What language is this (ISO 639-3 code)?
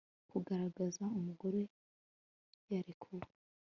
kin